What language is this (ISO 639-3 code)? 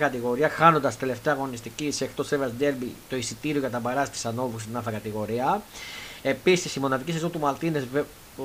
ell